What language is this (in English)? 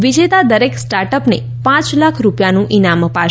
Gujarati